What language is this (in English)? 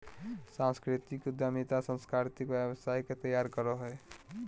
Magahi